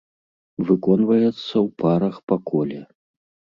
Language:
Belarusian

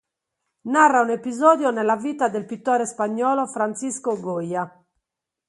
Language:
Italian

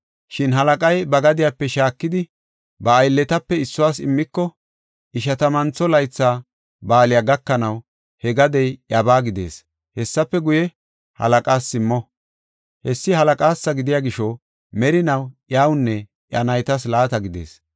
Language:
Gofa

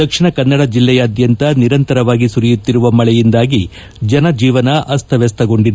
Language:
Kannada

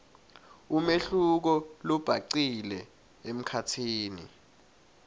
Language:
Swati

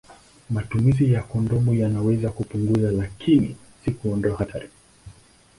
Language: Swahili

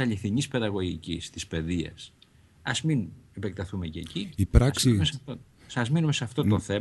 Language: Greek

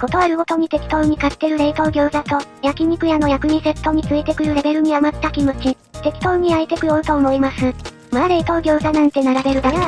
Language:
Japanese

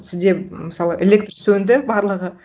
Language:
Kazakh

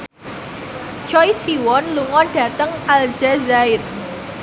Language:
Javanese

